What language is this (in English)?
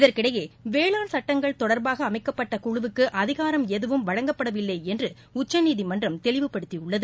Tamil